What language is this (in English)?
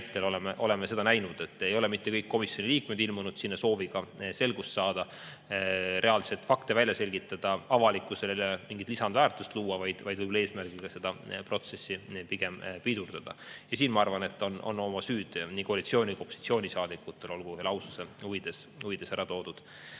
Estonian